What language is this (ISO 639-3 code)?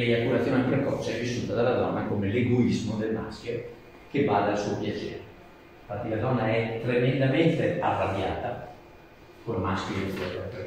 ita